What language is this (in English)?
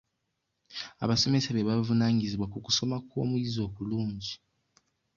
Ganda